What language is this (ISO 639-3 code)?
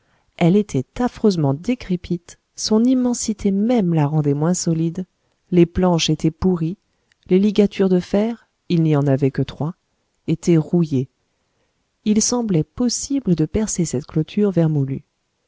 fra